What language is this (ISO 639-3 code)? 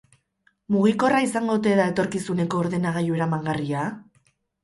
eus